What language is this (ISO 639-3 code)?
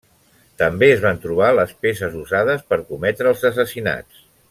cat